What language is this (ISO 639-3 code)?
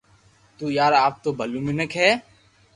lrk